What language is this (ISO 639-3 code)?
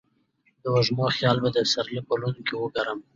pus